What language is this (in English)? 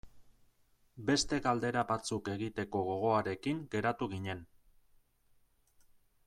Basque